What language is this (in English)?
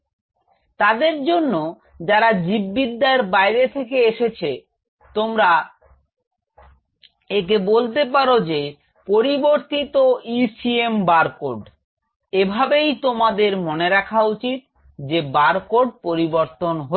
Bangla